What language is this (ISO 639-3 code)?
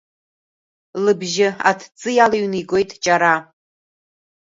abk